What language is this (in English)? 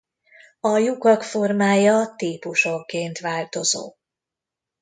Hungarian